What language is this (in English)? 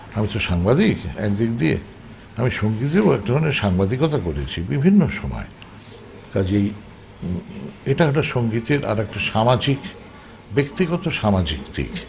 Bangla